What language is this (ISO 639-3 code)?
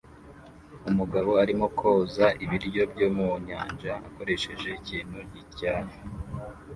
kin